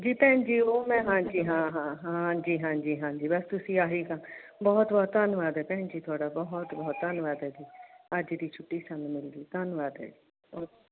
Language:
Punjabi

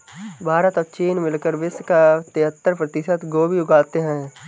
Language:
Hindi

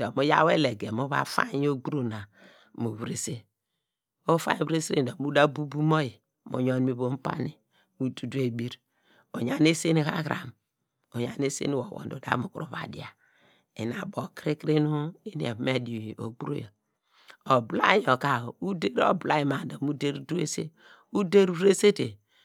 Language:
Degema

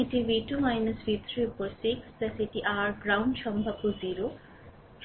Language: Bangla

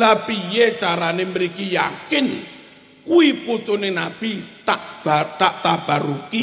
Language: Indonesian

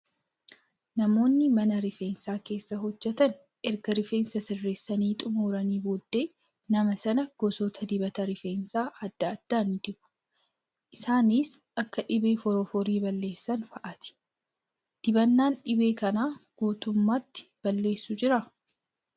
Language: Oromo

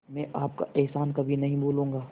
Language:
Hindi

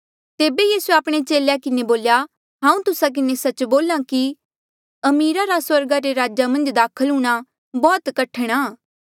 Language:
Mandeali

